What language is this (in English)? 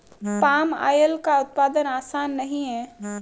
Hindi